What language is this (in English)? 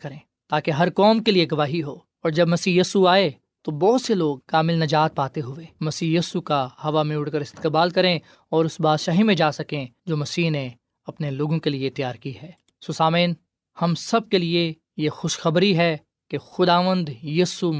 Urdu